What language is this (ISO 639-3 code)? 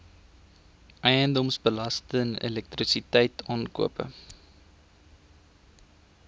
afr